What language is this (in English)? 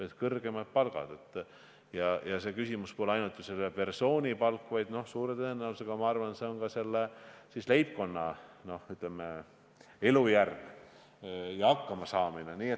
Estonian